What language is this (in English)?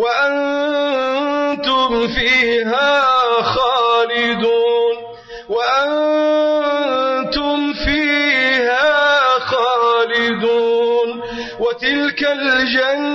Arabic